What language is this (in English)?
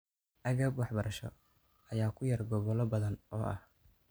Somali